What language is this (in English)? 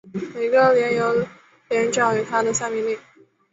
Chinese